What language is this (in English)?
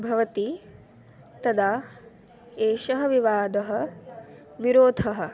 Sanskrit